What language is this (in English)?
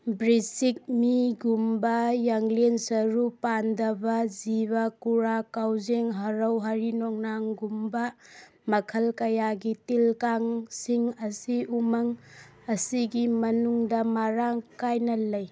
Manipuri